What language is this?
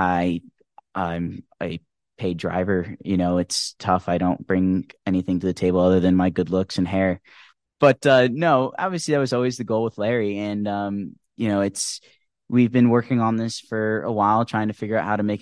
Swedish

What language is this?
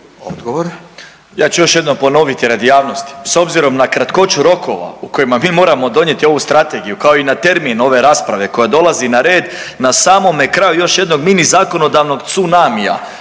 Croatian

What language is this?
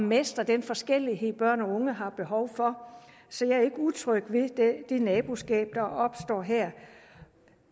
Danish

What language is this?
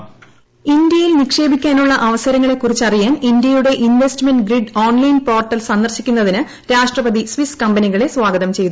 Malayalam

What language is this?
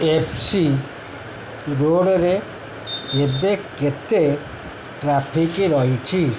Odia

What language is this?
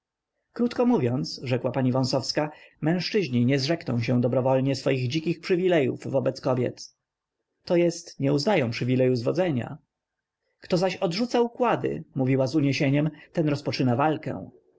Polish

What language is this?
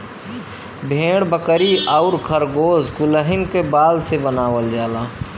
Bhojpuri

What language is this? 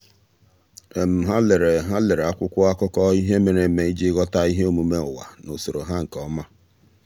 Igbo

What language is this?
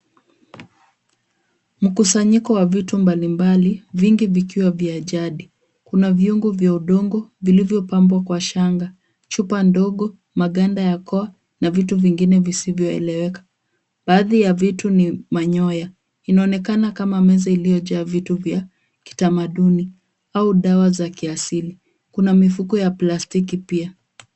Swahili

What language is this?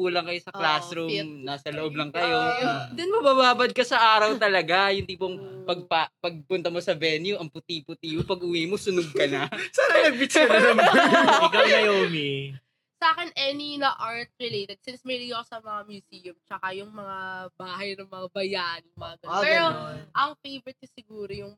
Filipino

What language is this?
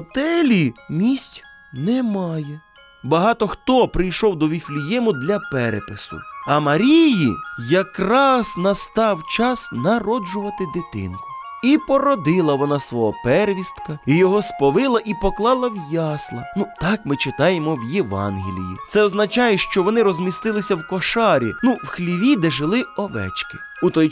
Ukrainian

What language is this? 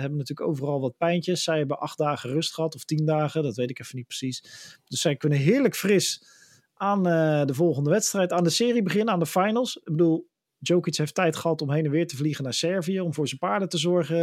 Dutch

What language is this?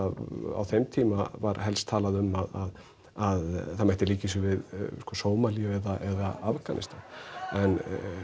Icelandic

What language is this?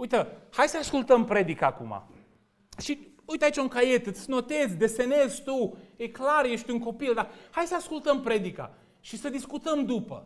Romanian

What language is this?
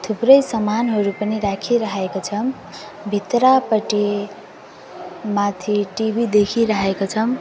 Nepali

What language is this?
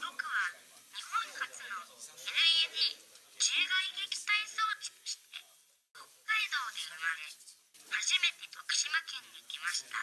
Japanese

